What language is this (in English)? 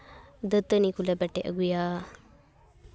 Santali